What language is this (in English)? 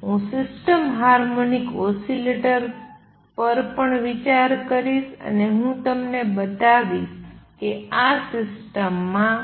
Gujarati